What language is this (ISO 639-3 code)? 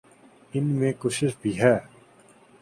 urd